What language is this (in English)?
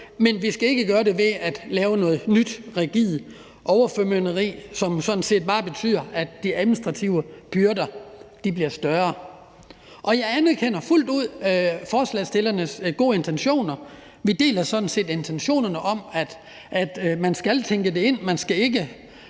Danish